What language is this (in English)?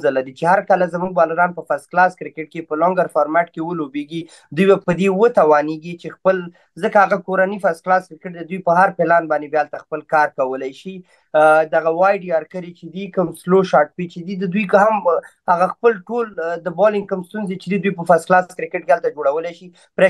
Romanian